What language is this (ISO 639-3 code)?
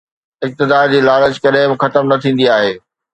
snd